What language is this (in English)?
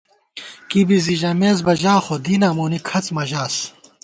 Gawar-Bati